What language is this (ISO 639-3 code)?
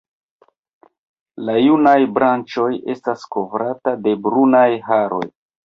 epo